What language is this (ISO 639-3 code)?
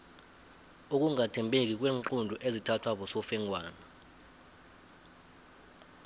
nbl